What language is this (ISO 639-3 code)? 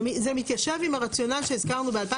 heb